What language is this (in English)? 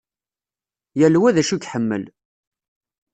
Kabyle